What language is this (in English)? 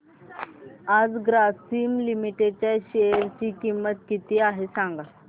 Marathi